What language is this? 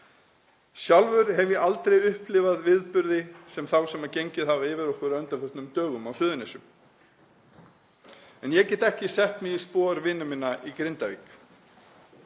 Icelandic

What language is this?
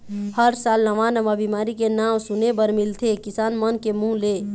Chhattisgarhi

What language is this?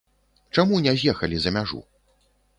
Belarusian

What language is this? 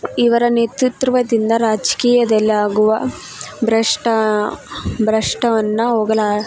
Kannada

